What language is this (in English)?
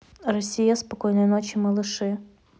Russian